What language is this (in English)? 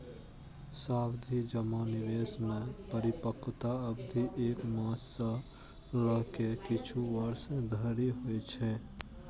Maithili